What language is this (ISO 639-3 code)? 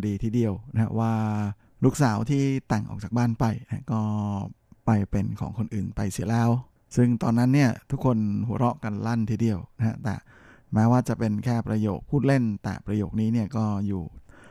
tha